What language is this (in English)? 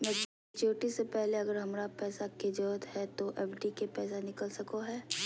Magahi